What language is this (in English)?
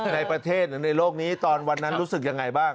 Thai